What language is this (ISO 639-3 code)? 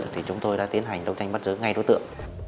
vie